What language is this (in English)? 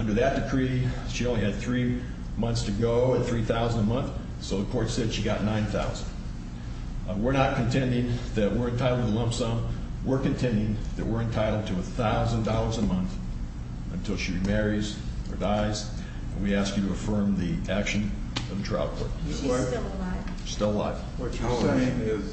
English